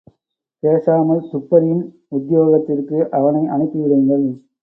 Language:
Tamil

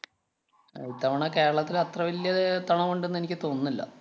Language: Malayalam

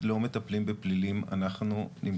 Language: Hebrew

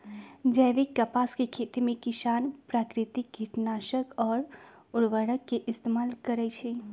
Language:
Magahi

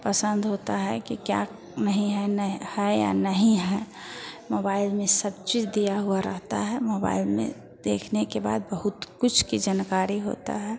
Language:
Hindi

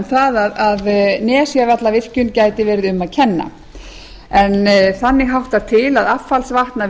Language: Icelandic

